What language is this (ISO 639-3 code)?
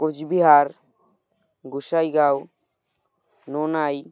ben